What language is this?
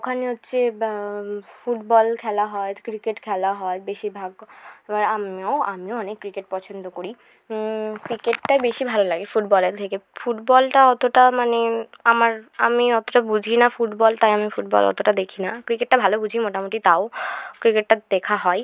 Bangla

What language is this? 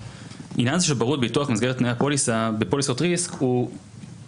Hebrew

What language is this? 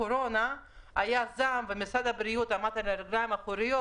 Hebrew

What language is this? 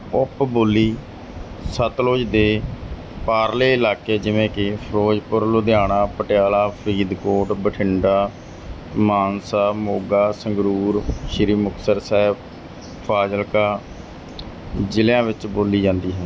Punjabi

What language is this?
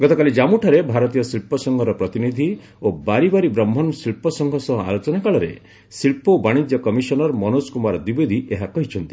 Odia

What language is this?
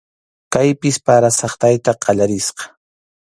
Arequipa-La Unión Quechua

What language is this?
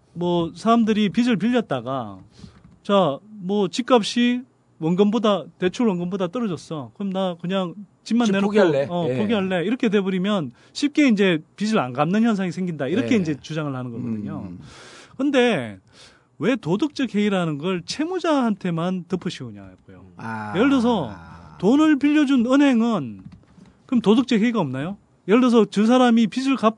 Korean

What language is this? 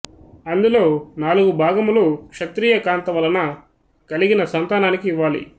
Telugu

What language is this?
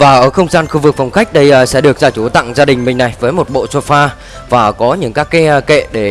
Vietnamese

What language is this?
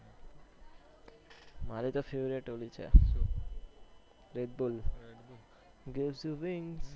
Gujarati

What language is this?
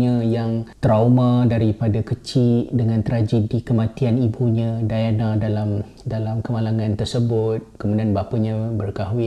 Malay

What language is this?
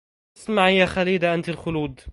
Arabic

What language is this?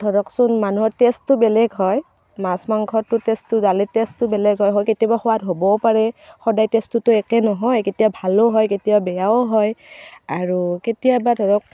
Assamese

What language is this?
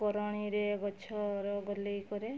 Odia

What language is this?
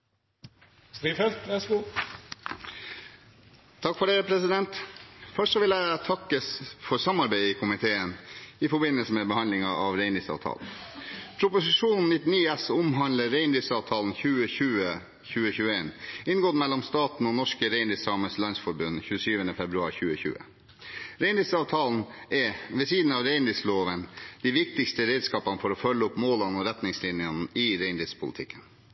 Norwegian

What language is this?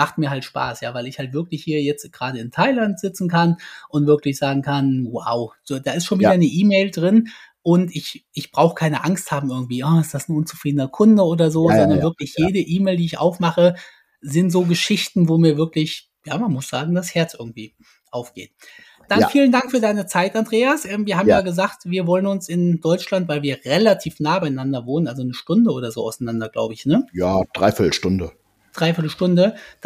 German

